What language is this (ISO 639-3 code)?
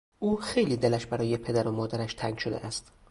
fas